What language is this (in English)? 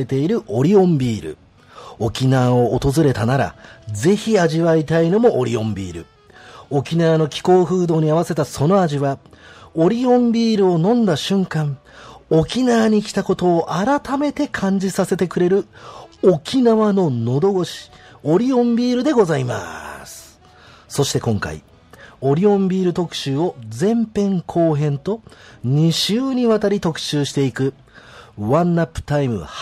Japanese